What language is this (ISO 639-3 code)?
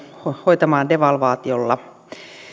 fin